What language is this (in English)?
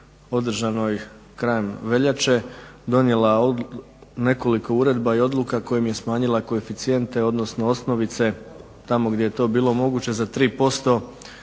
Croatian